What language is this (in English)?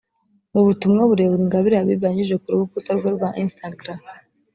Kinyarwanda